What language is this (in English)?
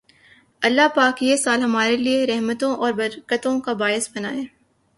Urdu